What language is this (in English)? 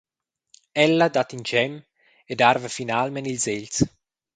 Romansh